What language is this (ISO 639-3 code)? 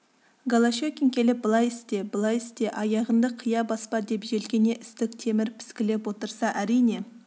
kaz